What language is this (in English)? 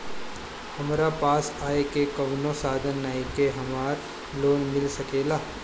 Bhojpuri